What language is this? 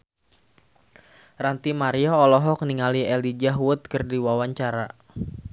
Sundanese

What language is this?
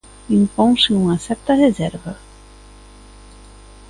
Galician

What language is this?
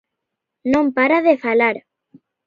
Galician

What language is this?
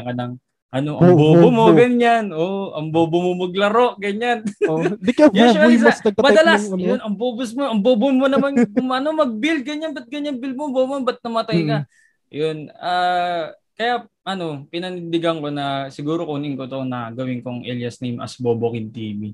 Filipino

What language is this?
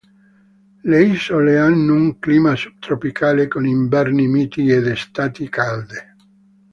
Italian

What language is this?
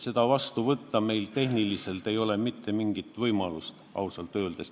Estonian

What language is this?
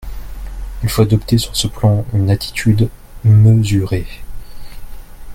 French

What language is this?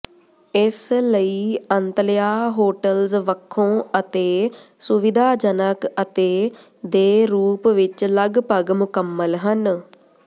Punjabi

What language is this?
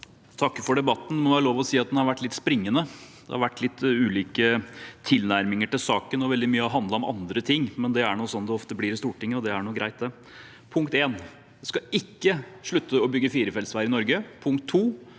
Norwegian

